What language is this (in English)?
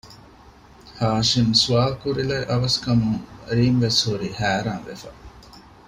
Divehi